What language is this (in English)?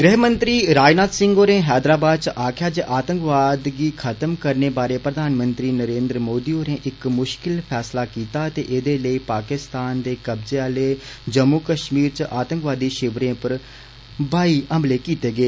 Dogri